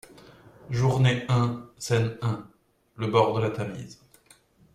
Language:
French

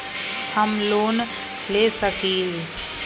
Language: Magahi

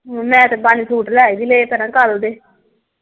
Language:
Punjabi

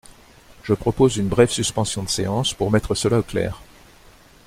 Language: French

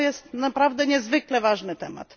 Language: Polish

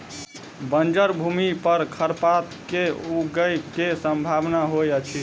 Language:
Maithili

